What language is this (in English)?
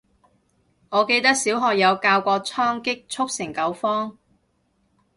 Cantonese